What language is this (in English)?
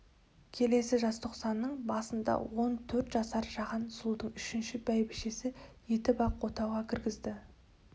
Kazakh